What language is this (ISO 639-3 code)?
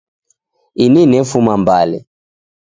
dav